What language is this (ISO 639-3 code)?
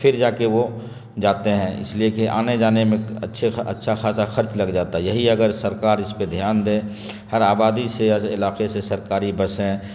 urd